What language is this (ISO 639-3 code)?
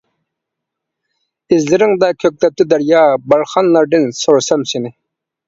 uig